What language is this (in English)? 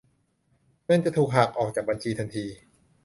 Thai